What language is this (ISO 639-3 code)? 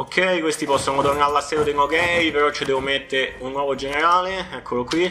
ita